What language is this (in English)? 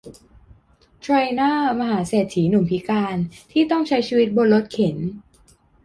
Thai